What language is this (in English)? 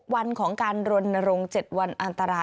Thai